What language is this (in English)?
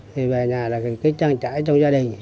Vietnamese